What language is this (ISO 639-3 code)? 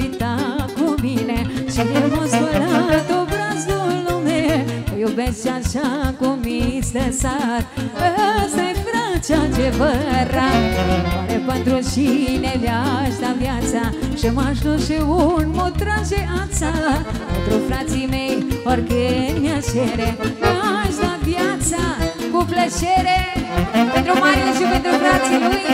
ron